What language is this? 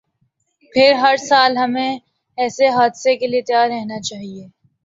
Urdu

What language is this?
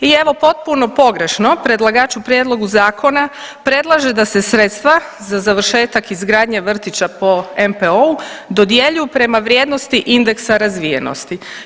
Croatian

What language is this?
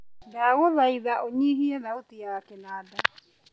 Kikuyu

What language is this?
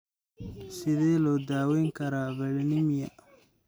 Somali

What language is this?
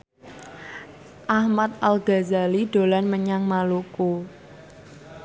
Javanese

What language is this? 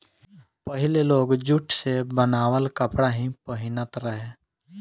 Bhojpuri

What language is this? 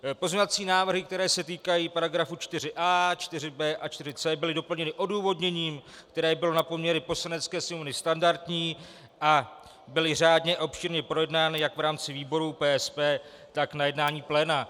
Czech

